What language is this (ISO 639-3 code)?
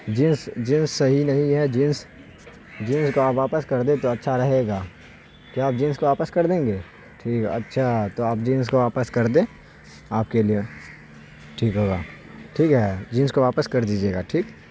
urd